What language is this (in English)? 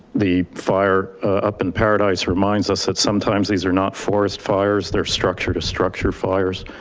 English